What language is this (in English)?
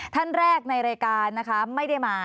Thai